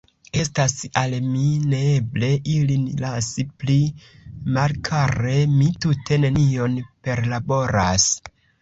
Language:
Esperanto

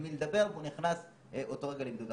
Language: Hebrew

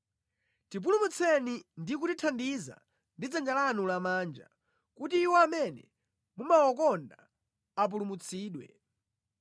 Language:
Nyanja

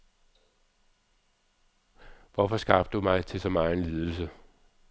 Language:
Danish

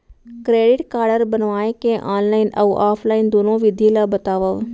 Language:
Chhattisgarhi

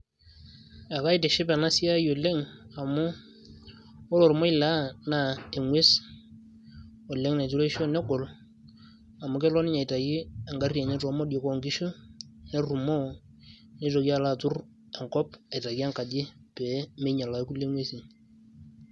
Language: Masai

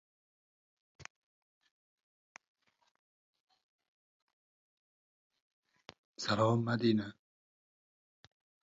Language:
Uzbek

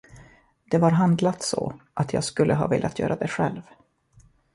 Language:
Swedish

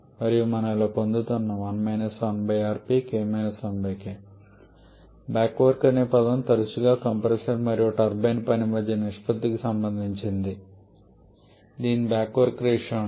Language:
Telugu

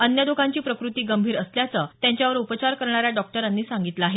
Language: Marathi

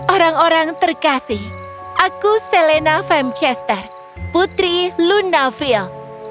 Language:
Indonesian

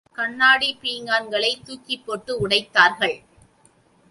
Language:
Tamil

